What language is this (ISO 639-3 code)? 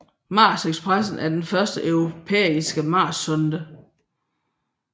dan